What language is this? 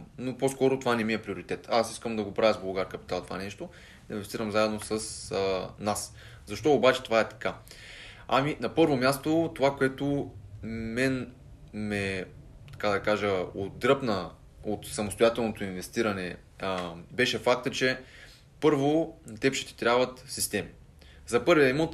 Bulgarian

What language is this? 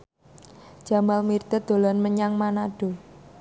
Javanese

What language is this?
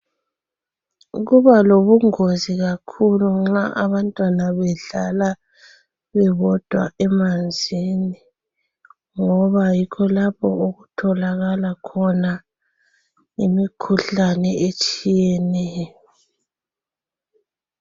North Ndebele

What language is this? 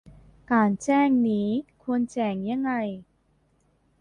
Thai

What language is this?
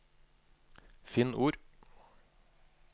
Norwegian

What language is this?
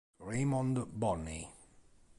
Italian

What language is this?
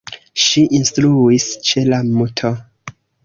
Esperanto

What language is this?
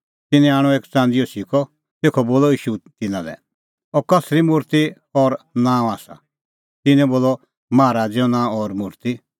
Kullu Pahari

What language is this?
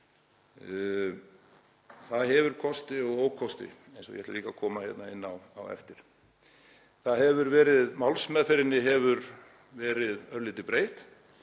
Icelandic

